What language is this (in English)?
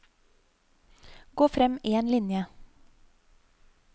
Norwegian